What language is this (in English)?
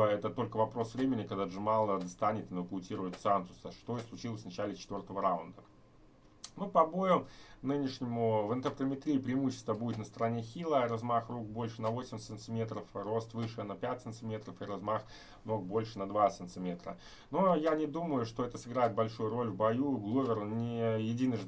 Russian